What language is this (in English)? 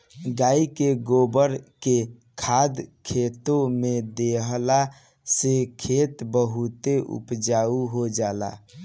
Bhojpuri